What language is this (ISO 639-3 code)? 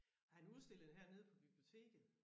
dan